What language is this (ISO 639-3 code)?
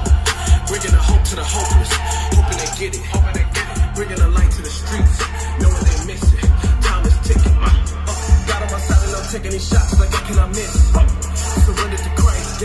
eng